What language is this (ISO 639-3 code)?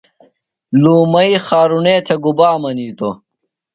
phl